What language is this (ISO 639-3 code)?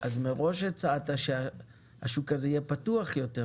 heb